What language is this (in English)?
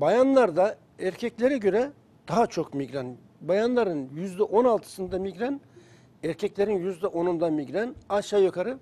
Turkish